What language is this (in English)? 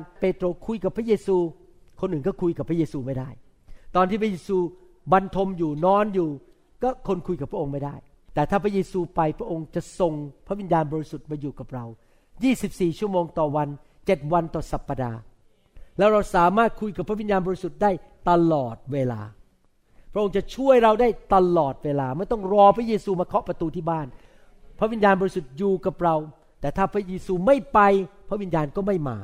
Thai